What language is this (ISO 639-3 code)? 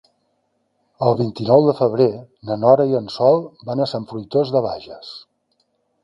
cat